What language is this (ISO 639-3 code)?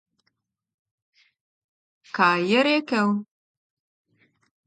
slv